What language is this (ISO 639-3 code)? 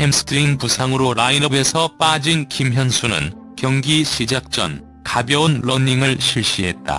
kor